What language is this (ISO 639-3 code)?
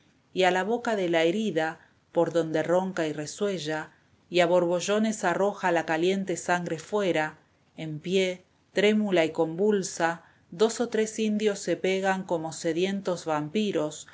spa